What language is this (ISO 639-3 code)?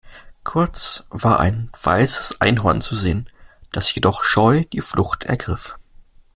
deu